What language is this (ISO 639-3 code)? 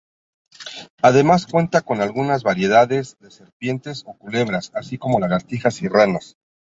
spa